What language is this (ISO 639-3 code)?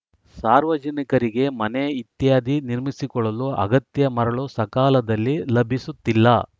kan